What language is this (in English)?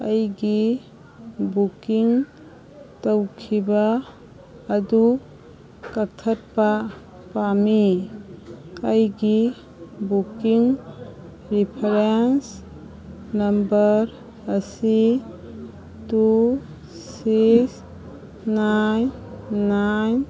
Manipuri